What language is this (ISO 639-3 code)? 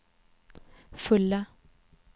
swe